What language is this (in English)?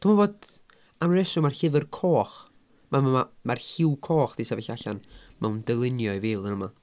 Welsh